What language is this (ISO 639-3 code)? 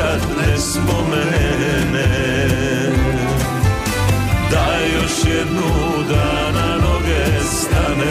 hrv